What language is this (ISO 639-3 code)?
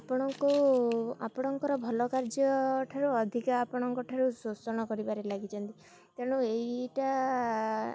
ori